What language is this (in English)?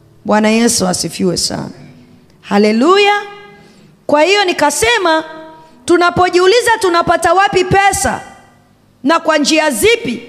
Swahili